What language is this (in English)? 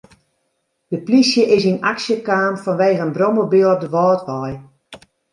Western Frisian